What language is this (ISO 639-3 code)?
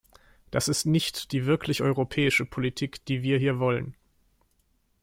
deu